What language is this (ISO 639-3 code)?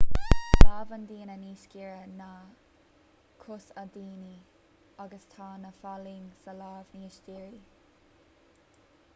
gle